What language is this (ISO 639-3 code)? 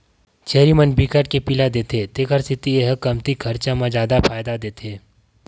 hne